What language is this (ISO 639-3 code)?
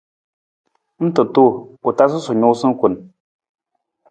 nmz